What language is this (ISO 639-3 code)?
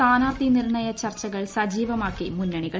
mal